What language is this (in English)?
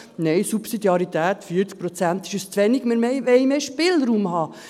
Swiss German